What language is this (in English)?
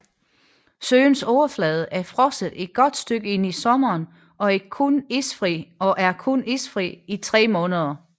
Danish